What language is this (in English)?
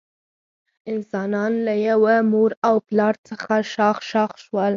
Pashto